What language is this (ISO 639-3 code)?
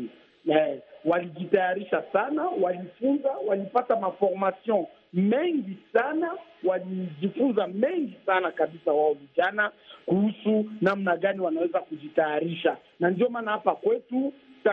swa